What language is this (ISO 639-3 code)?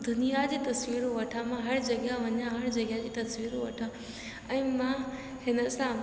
snd